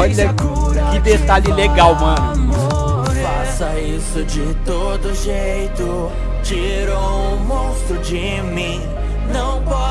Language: Portuguese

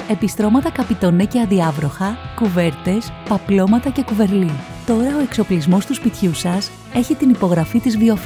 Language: Greek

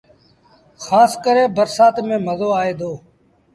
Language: Sindhi Bhil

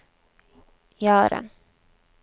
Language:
Norwegian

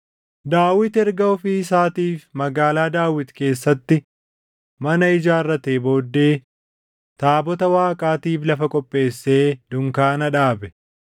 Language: Oromo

